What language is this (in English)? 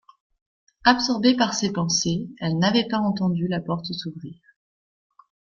French